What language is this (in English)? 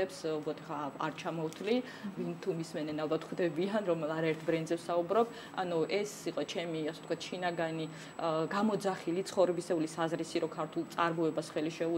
Romanian